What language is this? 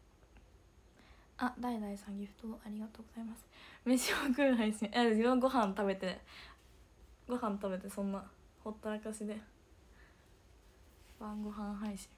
Japanese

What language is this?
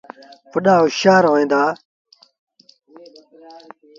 Sindhi Bhil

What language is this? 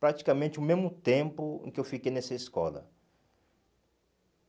Portuguese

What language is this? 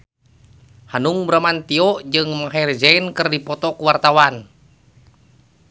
Sundanese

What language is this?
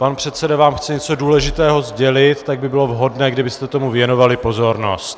Czech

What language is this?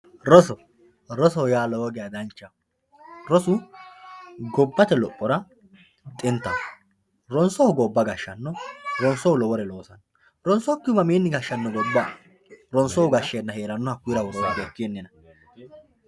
Sidamo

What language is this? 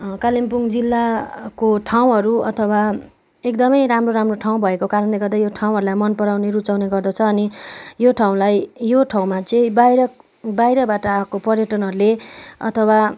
Nepali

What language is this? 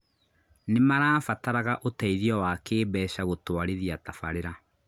Kikuyu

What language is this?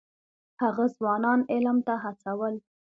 Pashto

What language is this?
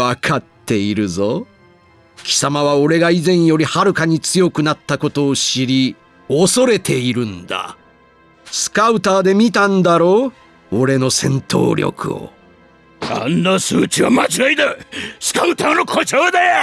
Japanese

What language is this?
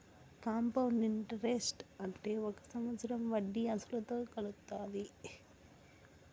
Telugu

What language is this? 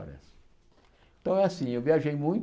Portuguese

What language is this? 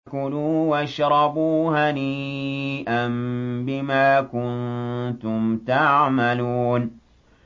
Arabic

